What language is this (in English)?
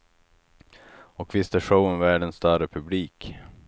Swedish